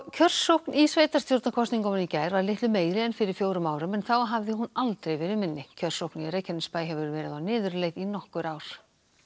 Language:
Icelandic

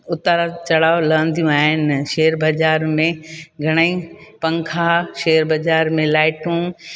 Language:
Sindhi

